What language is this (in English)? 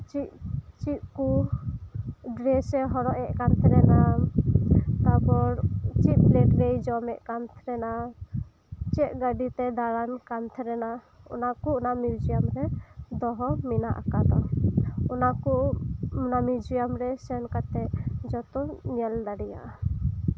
Santali